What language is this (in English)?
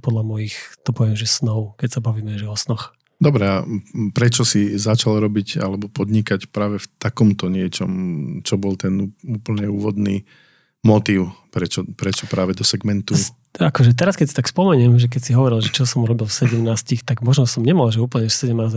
Slovak